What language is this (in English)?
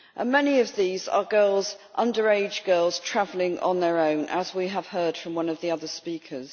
English